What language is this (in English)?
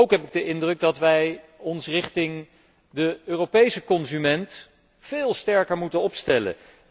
Dutch